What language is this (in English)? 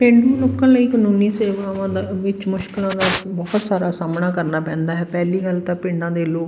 Punjabi